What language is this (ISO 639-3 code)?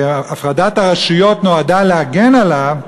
heb